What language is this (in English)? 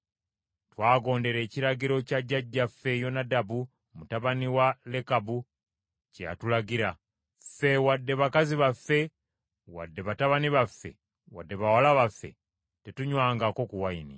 Ganda